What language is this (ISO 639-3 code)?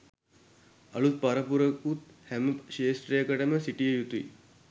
sin